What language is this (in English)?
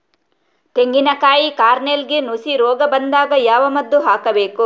Kannada